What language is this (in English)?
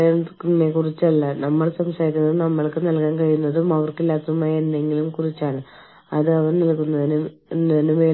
Malayalam